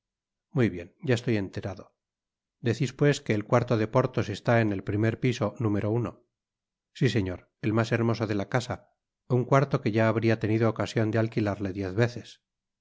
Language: Spanish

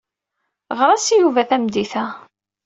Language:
Kabyle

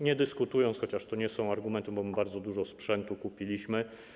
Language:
Polish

